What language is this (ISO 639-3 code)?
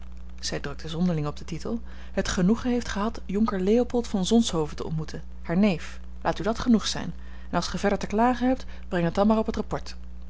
nld